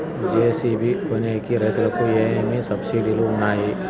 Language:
Telugu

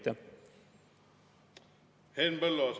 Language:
Estonian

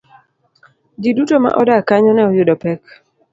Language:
Luo (Kenya and Tanzania)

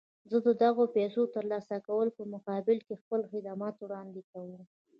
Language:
Pashto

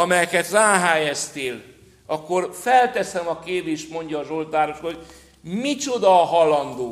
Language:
Hungarian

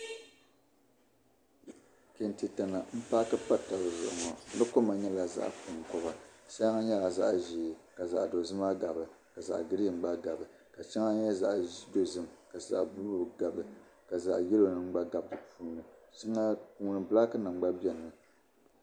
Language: Dagbani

